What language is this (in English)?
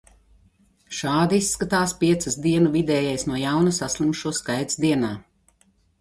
Latvian